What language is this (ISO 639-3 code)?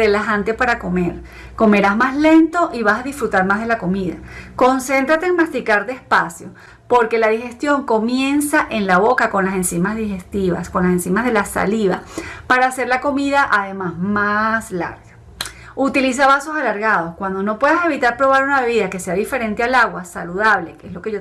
spa